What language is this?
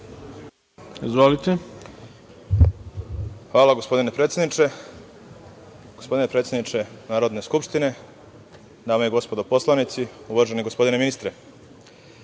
Serbian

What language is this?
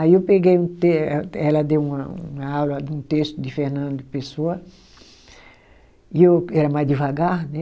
Portuguese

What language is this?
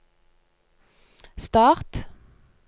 Norwegian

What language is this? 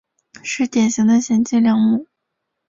Chinese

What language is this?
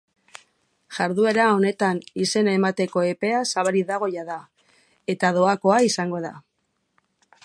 Basque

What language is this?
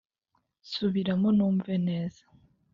Kinyarwanda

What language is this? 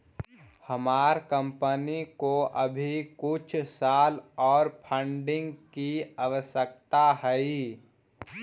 Magahi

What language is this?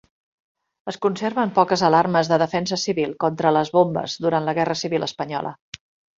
Catalan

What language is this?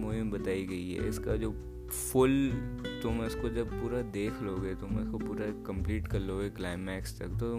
Hindi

